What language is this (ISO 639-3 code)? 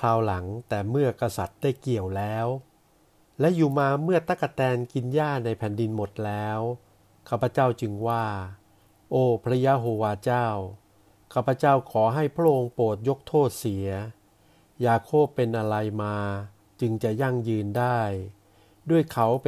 tha